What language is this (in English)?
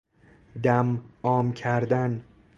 Persian